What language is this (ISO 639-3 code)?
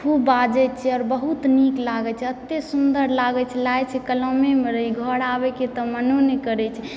mai